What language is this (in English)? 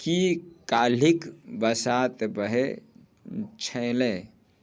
Maithili